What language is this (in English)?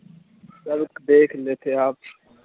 Urdu